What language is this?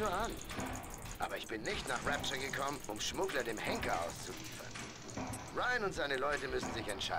German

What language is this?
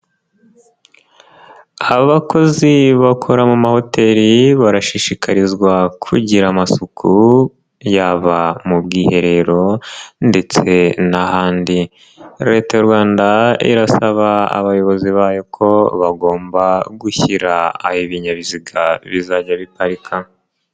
Kinyarwanda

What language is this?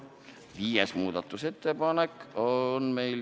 Estonian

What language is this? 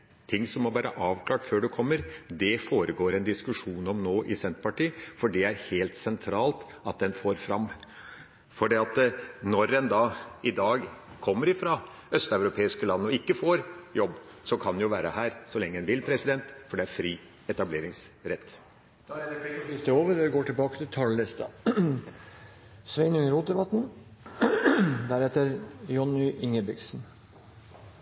Norwegian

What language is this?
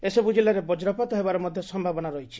Odia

